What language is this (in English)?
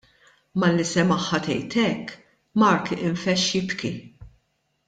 Maltese